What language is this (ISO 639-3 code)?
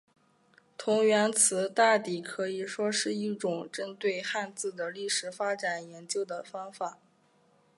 zho